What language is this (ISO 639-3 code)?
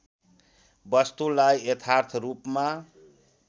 nep